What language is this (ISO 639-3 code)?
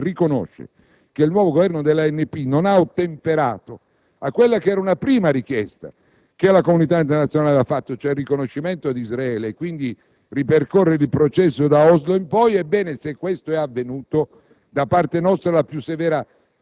ita